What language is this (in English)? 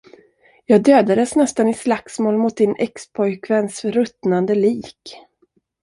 Swedish